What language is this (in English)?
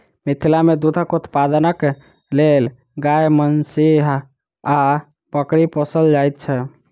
Maithili